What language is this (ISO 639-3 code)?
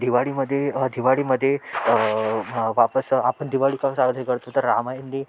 mar